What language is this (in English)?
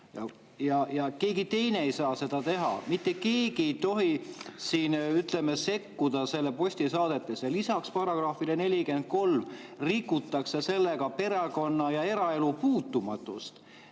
Estonian